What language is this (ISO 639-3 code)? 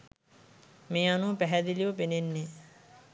sin